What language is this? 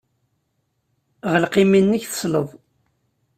Kabyle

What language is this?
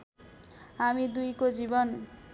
Nepali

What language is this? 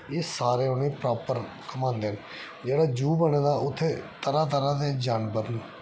Dogri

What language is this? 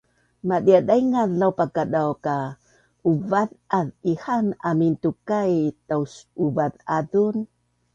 Bunun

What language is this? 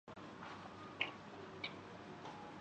Urdu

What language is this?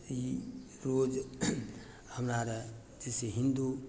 Maithili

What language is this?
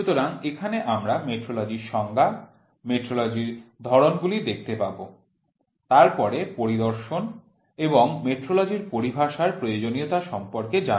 Bangla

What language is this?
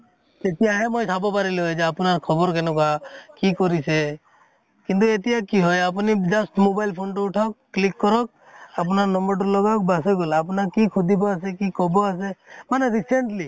Assamese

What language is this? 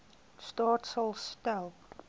Afrikaans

